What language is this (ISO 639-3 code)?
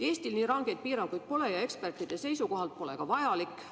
est